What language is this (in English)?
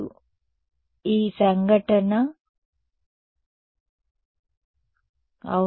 Telugu